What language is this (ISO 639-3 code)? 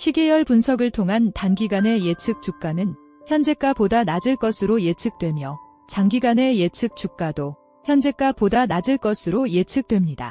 kor